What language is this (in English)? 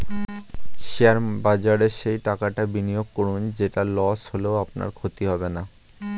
Bangla